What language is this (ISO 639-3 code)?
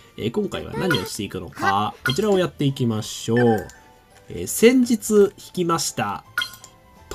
jpn